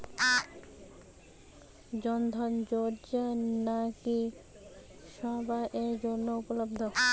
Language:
Bangla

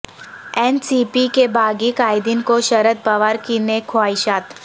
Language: Urdu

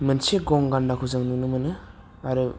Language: Bodo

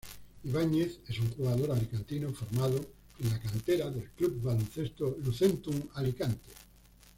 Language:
Spanish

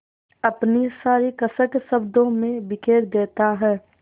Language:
Hindi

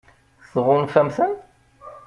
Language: Kabyle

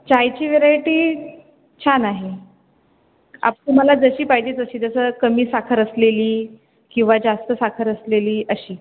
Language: Marathi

